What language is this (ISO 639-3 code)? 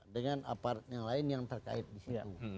ind